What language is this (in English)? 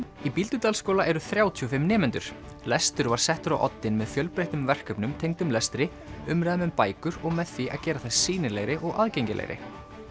Icelandic